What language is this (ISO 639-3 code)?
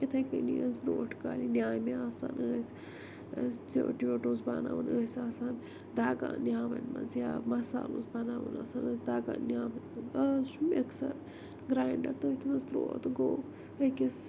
kas